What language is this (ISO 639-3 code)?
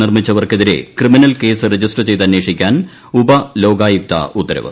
mal